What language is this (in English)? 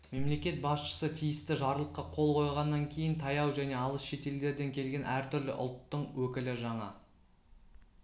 Kazakh